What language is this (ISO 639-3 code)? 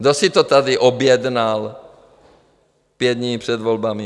ces